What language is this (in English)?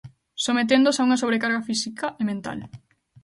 Galician